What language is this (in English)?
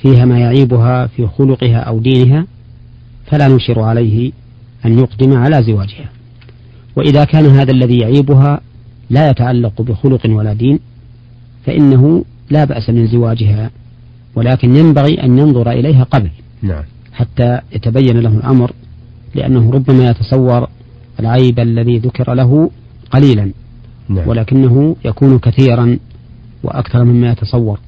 Arabic